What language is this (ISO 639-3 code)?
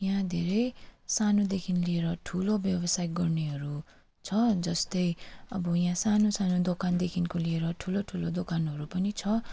nep